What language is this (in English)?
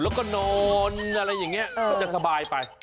Thai